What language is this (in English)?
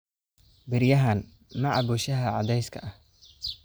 Somali